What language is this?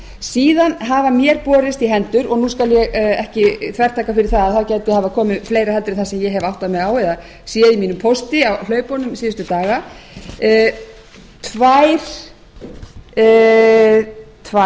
Icelandic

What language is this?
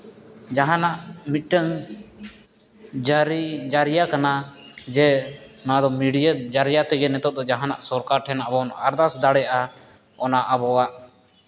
Santali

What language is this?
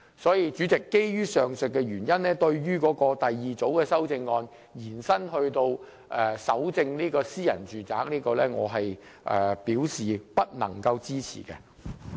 Cantonese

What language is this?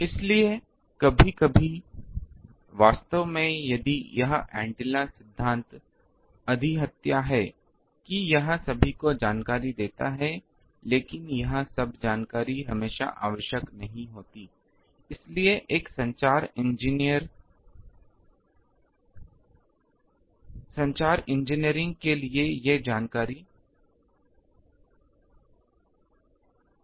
Hindi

